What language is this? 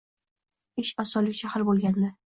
Uzbek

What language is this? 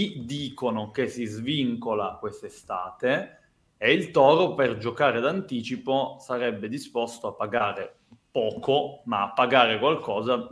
Italian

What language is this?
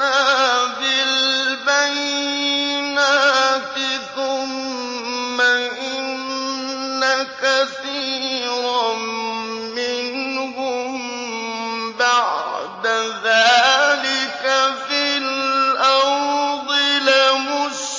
Arabic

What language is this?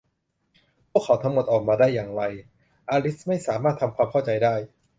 Thai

